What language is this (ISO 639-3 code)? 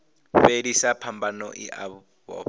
ven